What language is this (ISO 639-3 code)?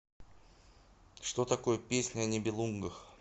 rus